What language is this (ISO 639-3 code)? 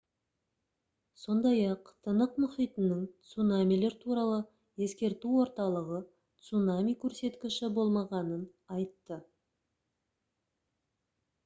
kaz